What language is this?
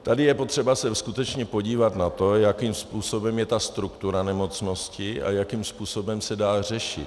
Czech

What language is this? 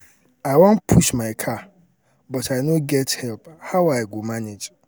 Nigerian Pidgin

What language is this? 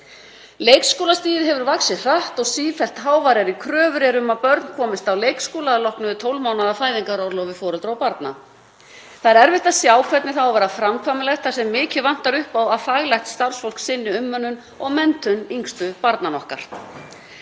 Icelandic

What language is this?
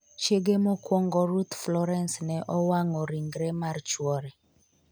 Luo (Kenya and Tanzania)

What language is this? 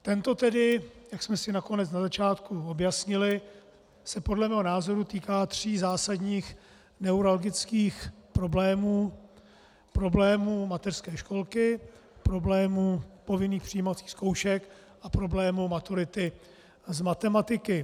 Czech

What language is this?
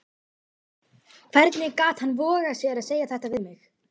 Icelandic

